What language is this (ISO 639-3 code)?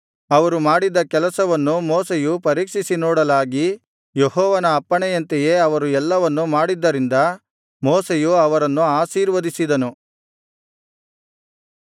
kan